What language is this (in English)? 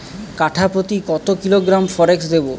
Bangla